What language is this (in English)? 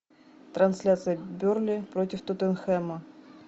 Russian